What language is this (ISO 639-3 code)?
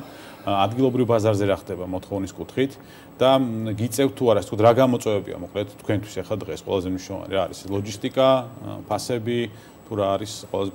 ron